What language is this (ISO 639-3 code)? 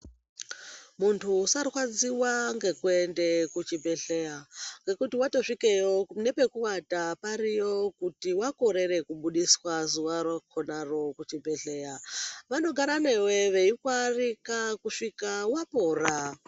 ndc